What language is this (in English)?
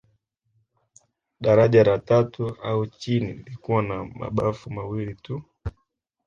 Swahili